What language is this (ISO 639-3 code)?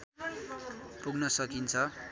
nep